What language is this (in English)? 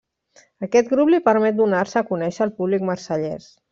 Catalan